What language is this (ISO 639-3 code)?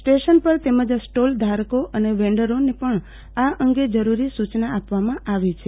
guj